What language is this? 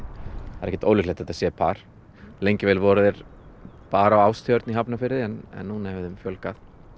Icelandic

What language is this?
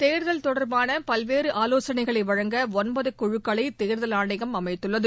Tamil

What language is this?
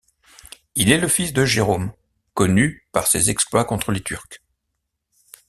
French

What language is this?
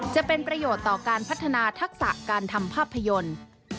Thai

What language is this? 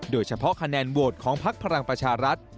Thai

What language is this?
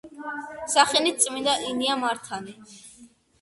Georgian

